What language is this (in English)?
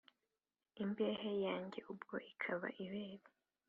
Kinyarwanda